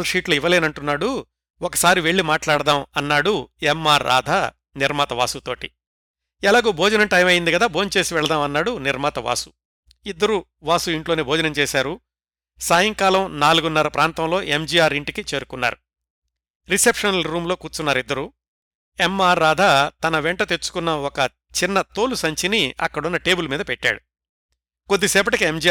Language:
Telugu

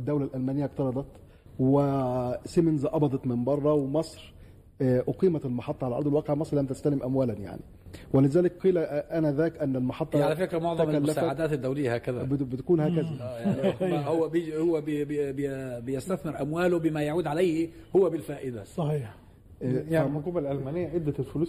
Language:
Arabic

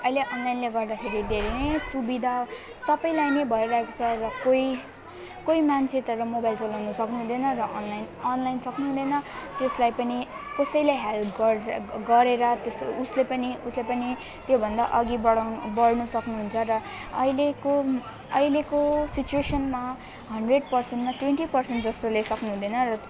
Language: Nepali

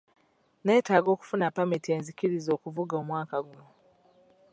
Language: Ganda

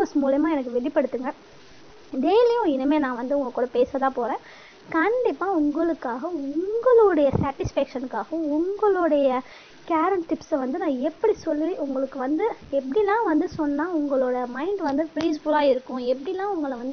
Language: Tamil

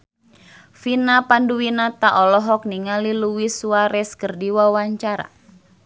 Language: Sundanese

